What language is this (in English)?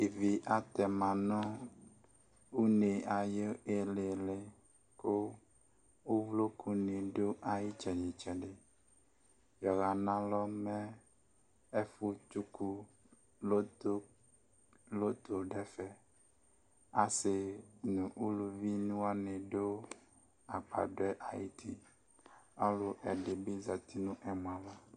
Ikposo